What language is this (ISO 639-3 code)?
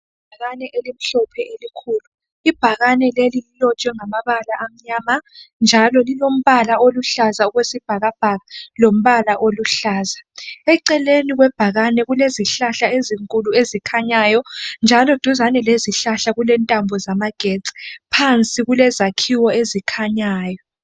nde